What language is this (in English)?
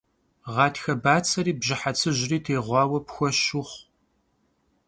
Kabardian